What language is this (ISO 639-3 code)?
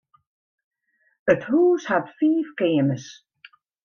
fry